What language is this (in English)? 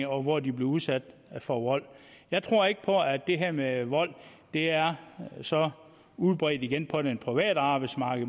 Danish